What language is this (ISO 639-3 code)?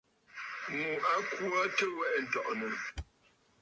bfd